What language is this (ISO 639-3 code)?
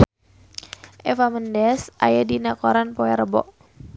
sun